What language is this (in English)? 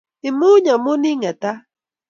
Kalenjin